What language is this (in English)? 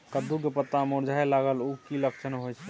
Maithili